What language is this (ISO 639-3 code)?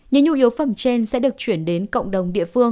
vie